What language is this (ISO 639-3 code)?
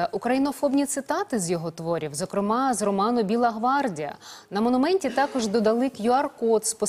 ukr